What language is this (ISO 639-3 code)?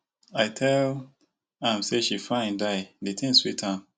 pcm